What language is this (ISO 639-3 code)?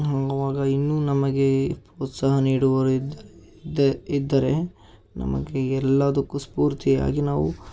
kan